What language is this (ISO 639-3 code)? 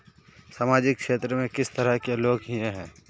mag